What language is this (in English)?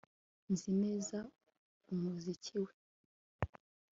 Kinyarwanda